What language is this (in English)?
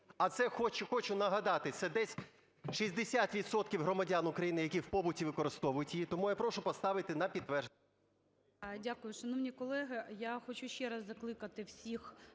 Ukrainian